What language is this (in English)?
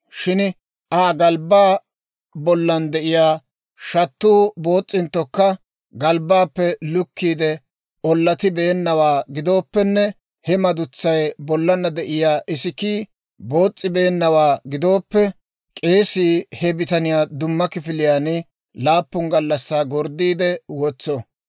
Dawro